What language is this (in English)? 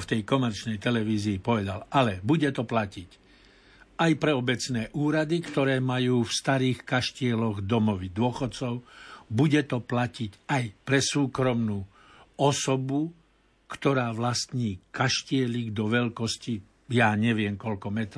Slovak